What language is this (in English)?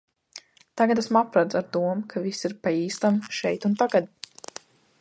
Latvian